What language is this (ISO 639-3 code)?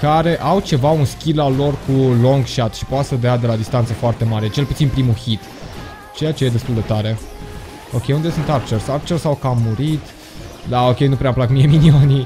ron